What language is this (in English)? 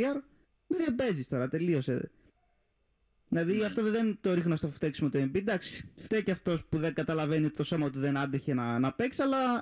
Greek